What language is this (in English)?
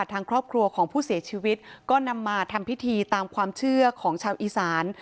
Thai